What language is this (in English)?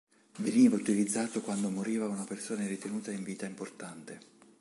Italian